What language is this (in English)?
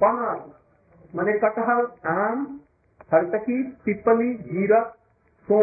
Hindi